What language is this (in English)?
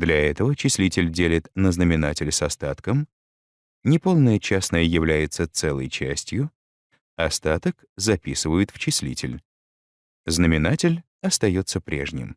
Russian